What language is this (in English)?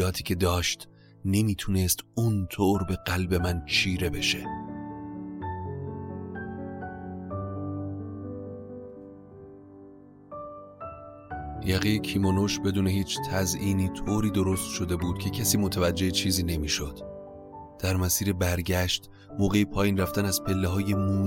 Persian